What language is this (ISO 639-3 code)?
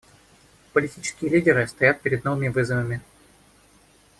rus